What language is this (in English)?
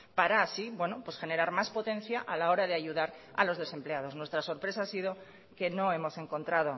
Spanish